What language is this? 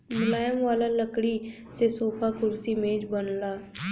Bhojpuri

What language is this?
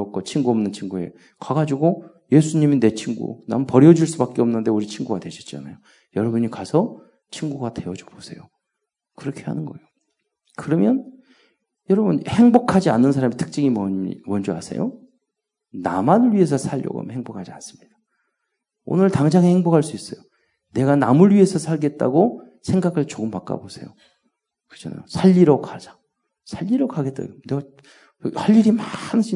Korean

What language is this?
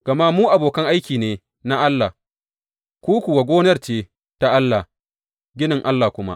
Hausa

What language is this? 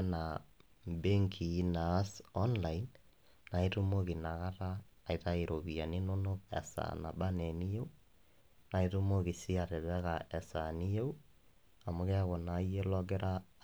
Masai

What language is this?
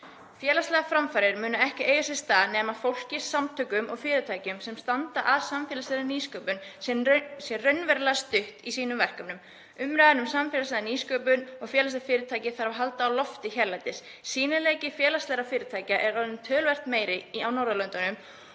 Icelandic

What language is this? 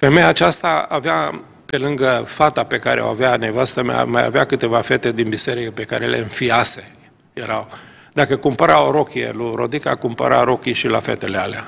Romanian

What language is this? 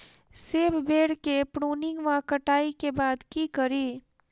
Maithili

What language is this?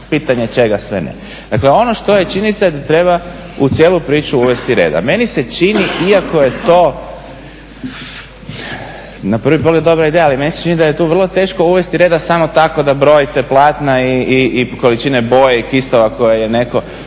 Croatian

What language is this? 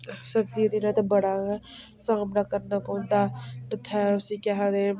Dogri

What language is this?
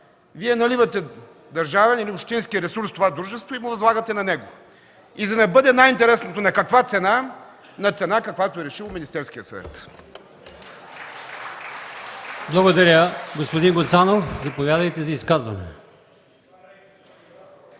Bulgarian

